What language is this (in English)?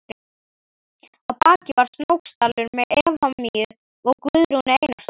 Icelandic